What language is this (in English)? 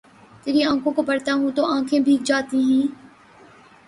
Urdu